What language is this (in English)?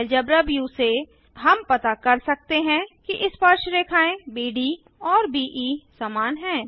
Hindi